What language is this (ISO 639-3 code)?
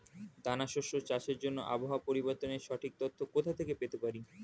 ben